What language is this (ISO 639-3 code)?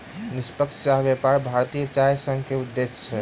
mai